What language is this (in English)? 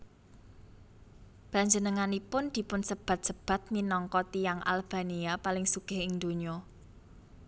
Javanese